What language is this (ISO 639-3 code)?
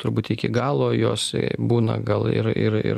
lit